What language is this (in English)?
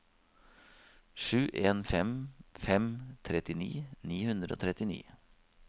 Norwegian